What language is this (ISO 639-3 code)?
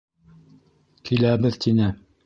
bak